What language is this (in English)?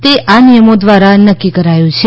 Gujarati